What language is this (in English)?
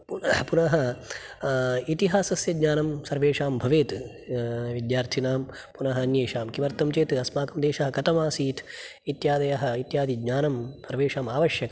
Sanskrit